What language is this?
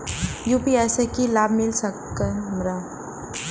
Maithili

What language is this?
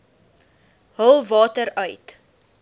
Afrikaans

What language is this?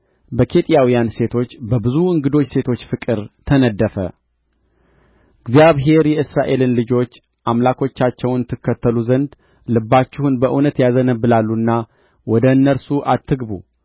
Amharic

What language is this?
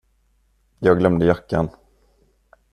Swedish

